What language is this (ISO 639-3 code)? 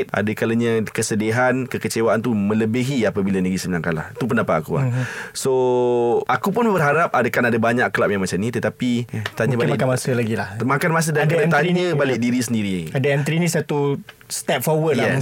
msa